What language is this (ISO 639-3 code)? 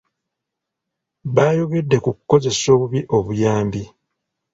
lug